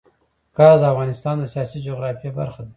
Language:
Pashto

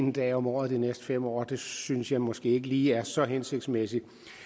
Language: Danish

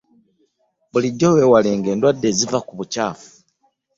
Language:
Ganda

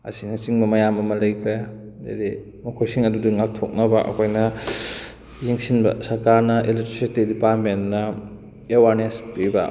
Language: Manipuri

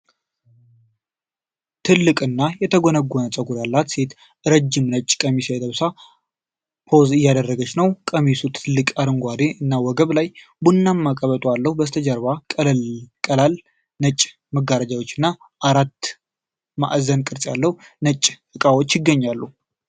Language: Amharic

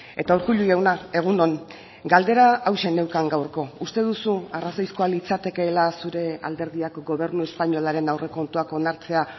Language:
Basque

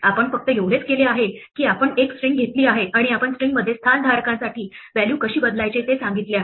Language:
Marathi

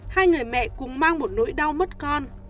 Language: Vietnamese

